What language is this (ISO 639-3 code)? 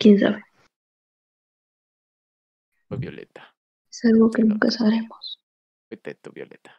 spa